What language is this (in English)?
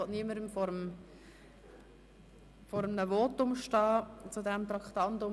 Swiss German